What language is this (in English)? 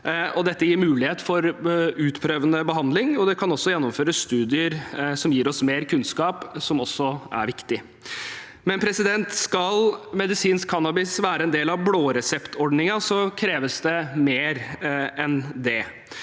Norwegian